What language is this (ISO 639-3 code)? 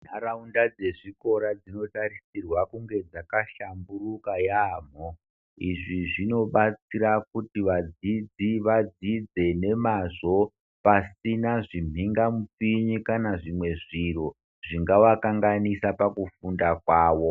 ndc